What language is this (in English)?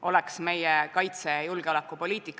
Estonian